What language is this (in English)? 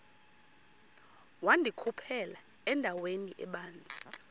Xhosa